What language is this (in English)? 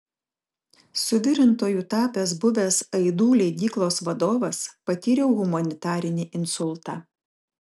Lithuanian